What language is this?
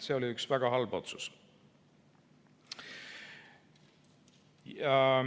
Estonian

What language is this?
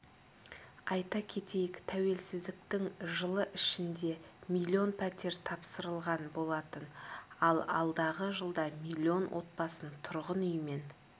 Kazakh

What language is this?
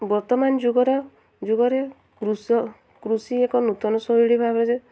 Odia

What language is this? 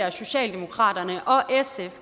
Danish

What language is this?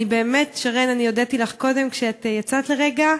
Hebrew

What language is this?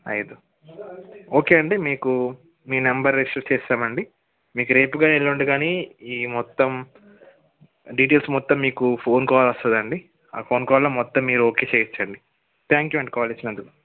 Telugu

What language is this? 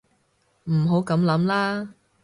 Cantonese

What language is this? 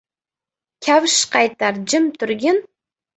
Uzbek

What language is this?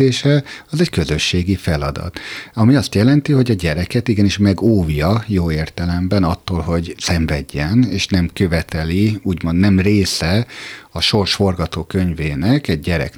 Hungarian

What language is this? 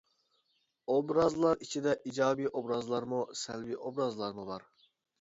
Uyghur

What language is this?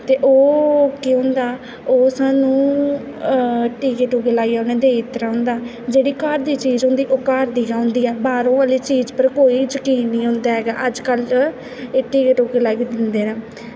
Dogri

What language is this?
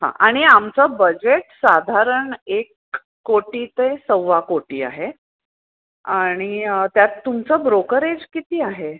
Marathi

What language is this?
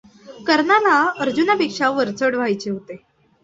Marathi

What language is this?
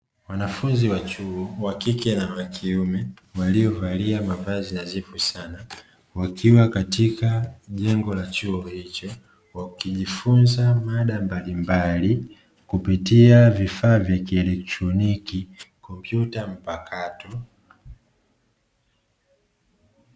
Swahili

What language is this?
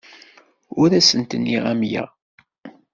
Kabyle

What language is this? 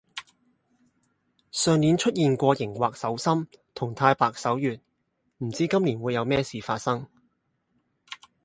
Cantonese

